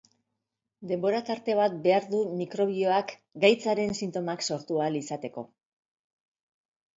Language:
Basque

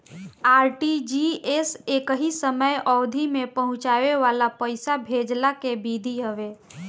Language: Bhojpuri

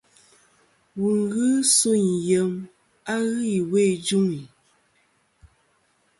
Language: Kom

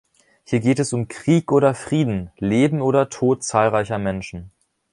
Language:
German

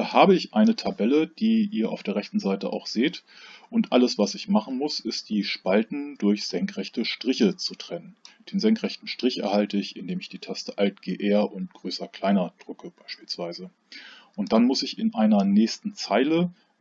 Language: German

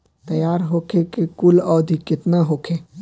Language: Bhojpuri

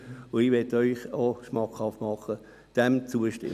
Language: Swiss German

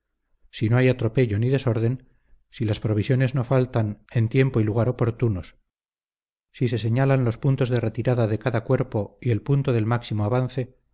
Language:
Spanish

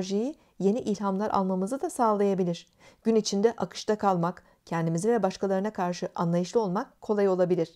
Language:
Turkish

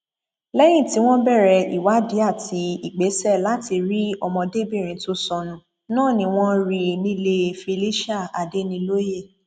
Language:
Yoruba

